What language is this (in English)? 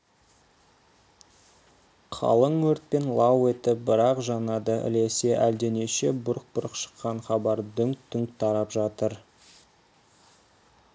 Kazakh